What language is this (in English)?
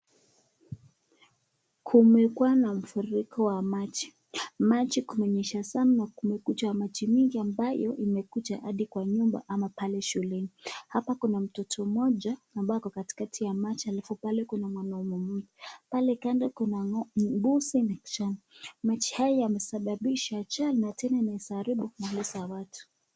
Swahili